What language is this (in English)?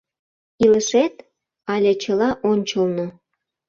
Mari